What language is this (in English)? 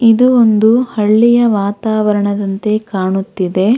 Kannada